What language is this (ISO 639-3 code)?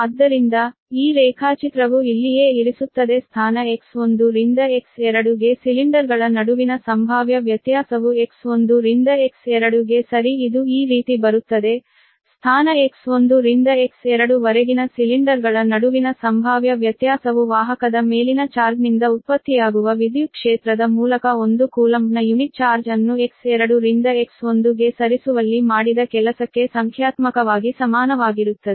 kan